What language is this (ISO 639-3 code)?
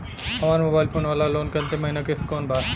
bho